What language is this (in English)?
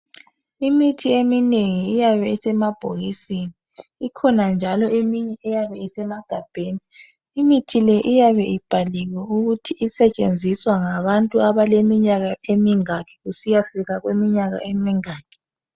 North Ndebele